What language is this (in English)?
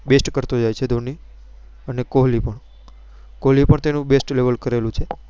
Gujarati